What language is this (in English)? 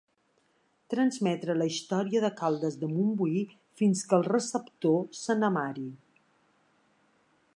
Catalan